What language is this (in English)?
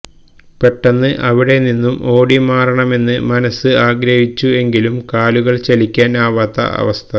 Malayalam